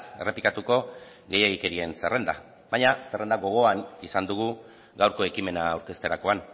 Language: Basque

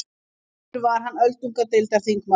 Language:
Icelandic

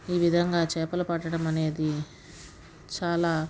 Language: Telugu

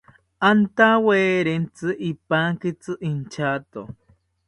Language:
South Ucayali Ashéninka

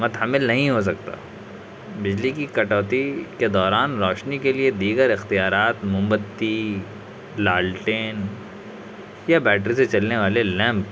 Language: Urdu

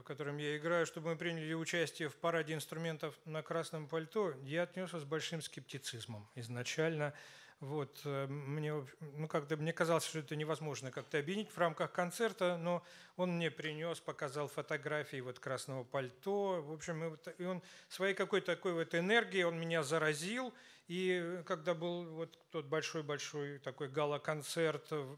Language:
Russian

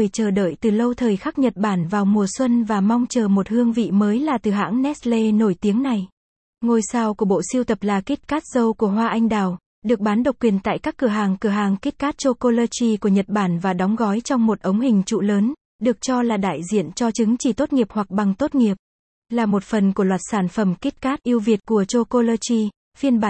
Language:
Vietnamese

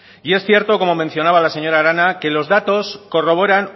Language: Spanish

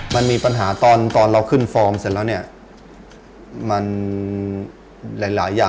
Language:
Thai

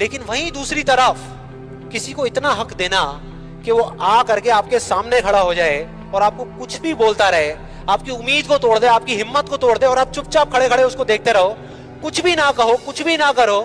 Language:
Hindi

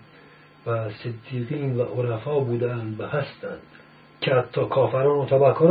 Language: Persian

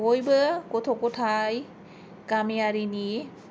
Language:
Bodo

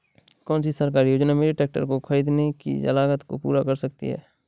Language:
Hindi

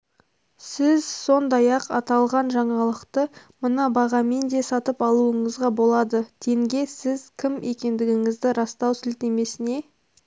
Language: Kazakh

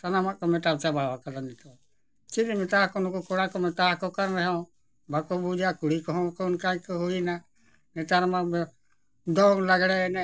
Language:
Santali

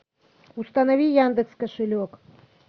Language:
Russian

